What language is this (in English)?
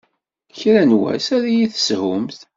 Kabyle